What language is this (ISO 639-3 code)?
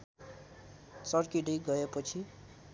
nep